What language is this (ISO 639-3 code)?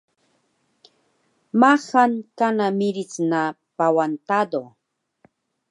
trv